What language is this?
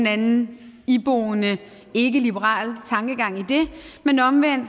Danish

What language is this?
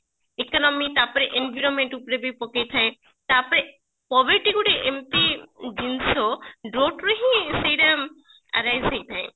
Odia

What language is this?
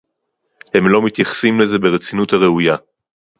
Hebrew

